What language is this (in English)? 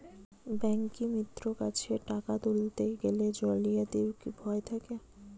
Bangla